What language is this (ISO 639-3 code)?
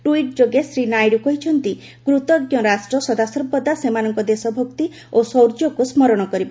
ori